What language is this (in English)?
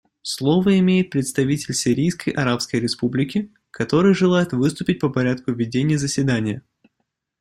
Russian